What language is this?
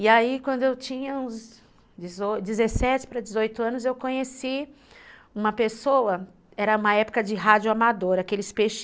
Portuguese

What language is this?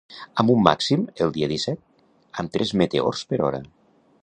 Catalan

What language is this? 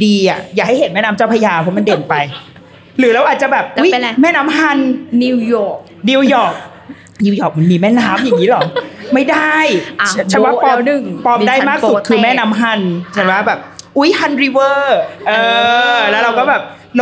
Thai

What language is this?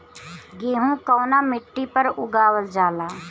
Bhojpuri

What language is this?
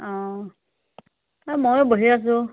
Assamese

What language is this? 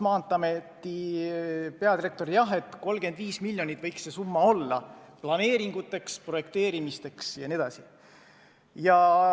Estonian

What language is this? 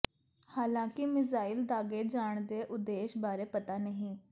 Punjabi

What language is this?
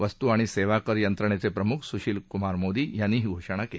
Marathi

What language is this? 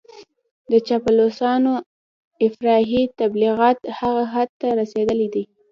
Pashto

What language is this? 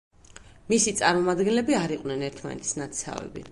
Georgian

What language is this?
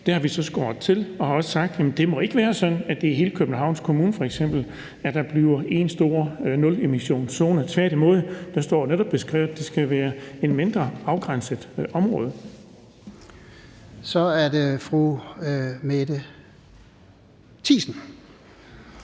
Danish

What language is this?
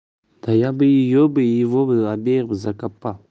Russian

